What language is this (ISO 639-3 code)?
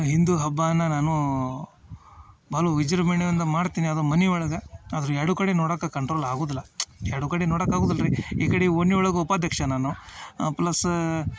kan